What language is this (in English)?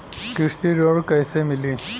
Bhojpuri